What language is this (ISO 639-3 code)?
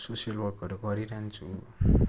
nep